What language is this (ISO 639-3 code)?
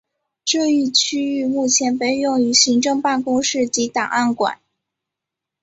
zho